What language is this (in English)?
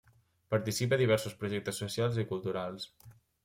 Catalan